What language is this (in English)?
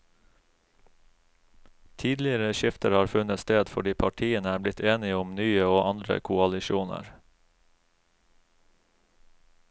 Norwegian